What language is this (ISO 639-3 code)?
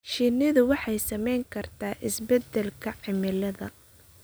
som